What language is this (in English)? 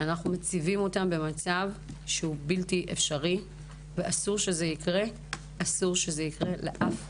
Hebrew